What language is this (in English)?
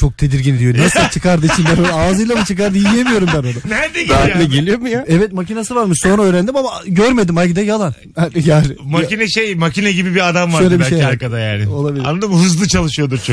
Turkish